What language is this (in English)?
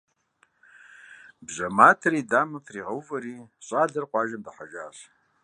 Kabardian